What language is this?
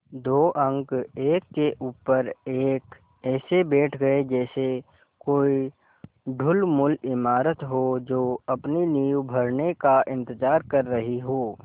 Hindi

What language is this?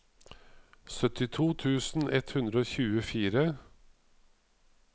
Norwegian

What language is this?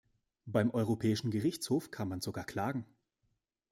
German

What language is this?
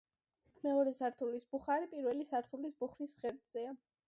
Georgian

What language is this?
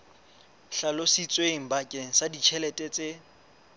Southern Sotho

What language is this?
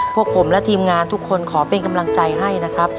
Thai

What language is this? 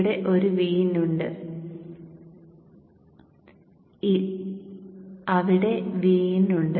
Malayalam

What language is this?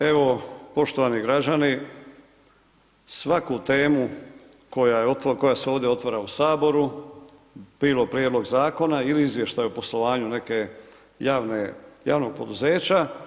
Croatian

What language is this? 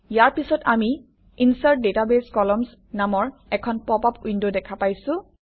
Assamese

